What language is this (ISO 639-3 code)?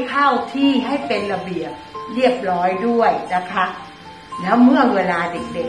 tha